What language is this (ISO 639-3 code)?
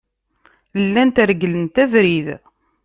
kab